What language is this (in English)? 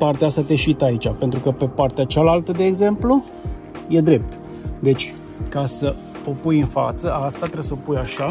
Romanian